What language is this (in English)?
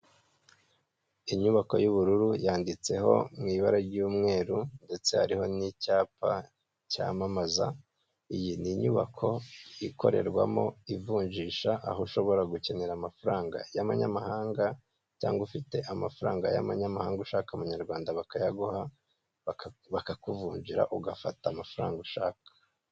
Kinyarwanda